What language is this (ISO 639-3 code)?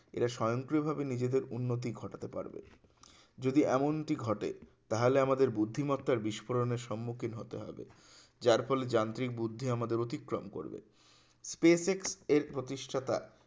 ben